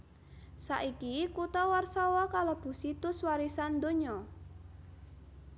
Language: Javanese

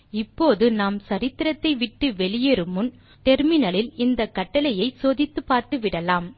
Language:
Tamil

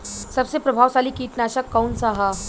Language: Bhojpuri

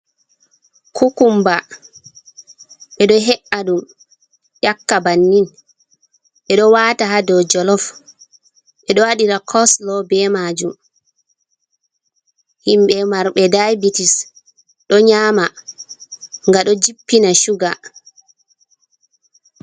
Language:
Fula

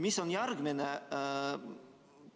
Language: Estonian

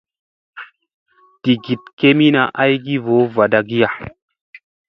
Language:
Musey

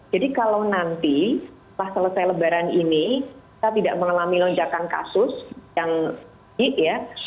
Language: Indonesian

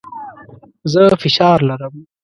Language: Pashto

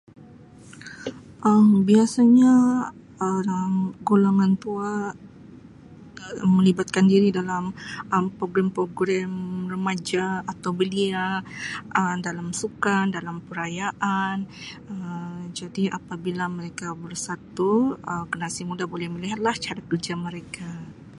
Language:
Sabah Malay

